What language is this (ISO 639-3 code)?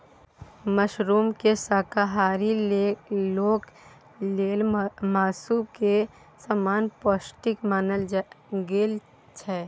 mai